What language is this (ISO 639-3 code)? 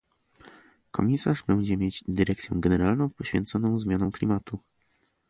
pol